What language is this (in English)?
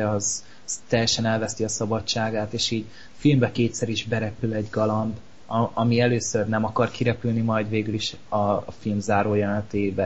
Hungarian